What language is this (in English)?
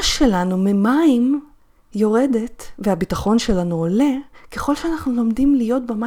Hebrew